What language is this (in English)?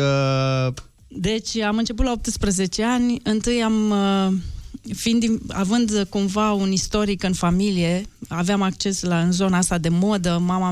Romanian